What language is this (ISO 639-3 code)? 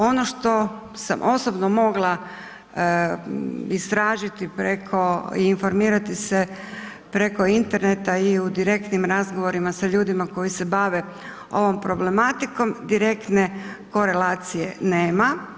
hrv